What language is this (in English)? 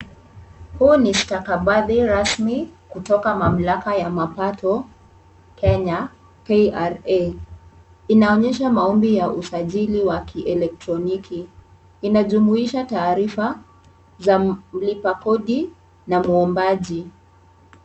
Swahili